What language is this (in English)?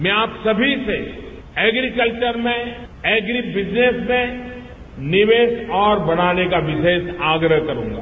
Hindi